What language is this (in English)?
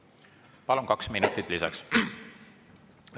Estonian